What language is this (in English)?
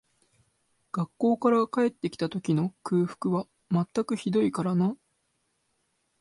Japanese